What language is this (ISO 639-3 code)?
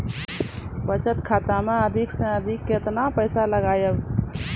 mai